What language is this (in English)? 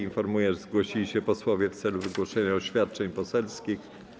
Polish